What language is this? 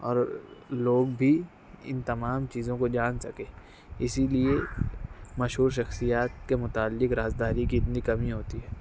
Urdu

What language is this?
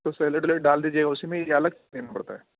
Urdu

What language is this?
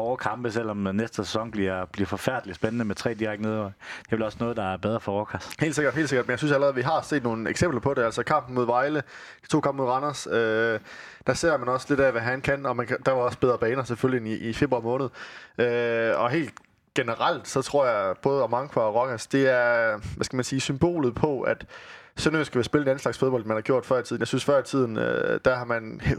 Danish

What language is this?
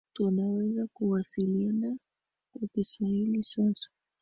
Swahili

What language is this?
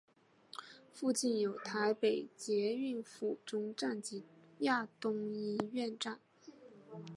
Chinese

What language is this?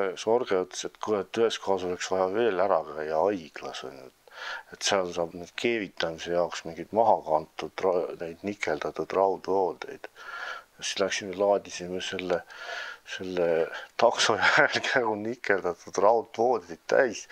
Dutch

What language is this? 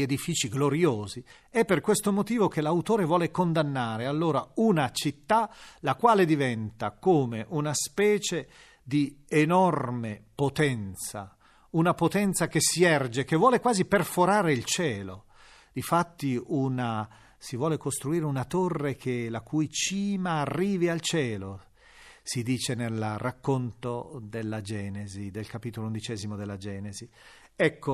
Italian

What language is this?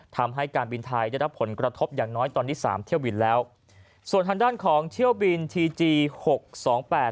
Thai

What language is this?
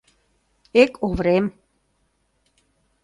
Mari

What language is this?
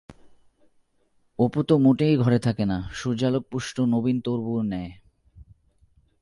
Bangla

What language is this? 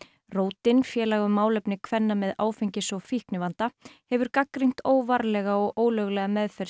Icelandic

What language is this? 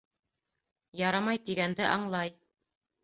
Bashkir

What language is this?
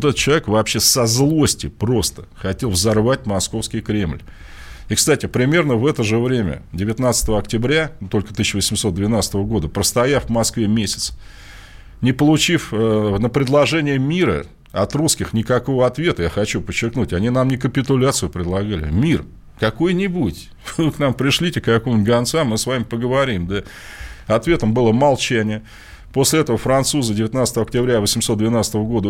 Russian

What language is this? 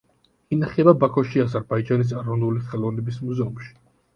Georgian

